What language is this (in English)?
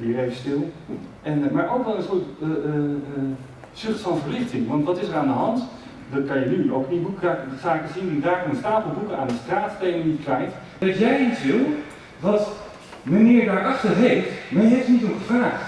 Dutch